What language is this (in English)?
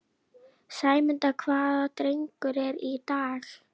Icelandic